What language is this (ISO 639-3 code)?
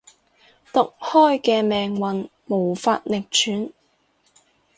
yue